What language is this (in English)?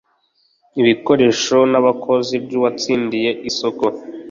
Kinyarwanda